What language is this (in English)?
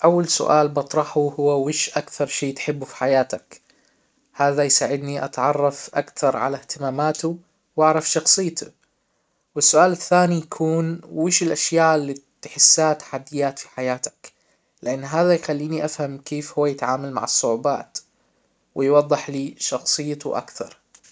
Hijazi Arabic